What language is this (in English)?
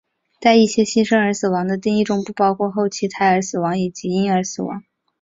Chinese